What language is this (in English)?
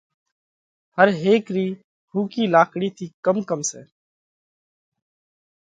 Parkari Koli